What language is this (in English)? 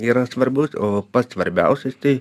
Lithuanian